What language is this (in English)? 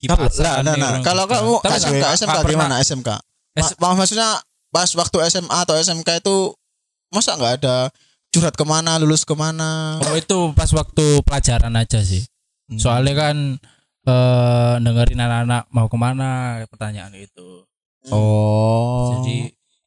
Indonesian